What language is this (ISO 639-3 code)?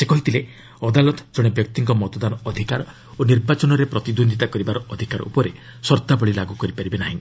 ori